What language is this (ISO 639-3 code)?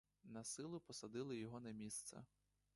ukr